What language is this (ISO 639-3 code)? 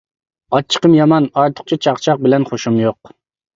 uig